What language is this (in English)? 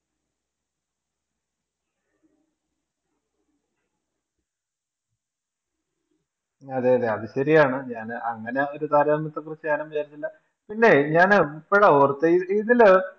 Malayalam